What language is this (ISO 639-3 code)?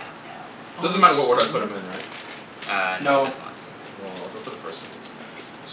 eng